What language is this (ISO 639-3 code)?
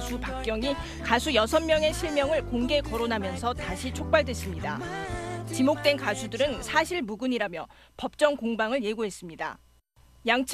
kor